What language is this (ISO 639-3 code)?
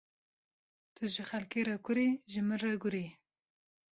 kur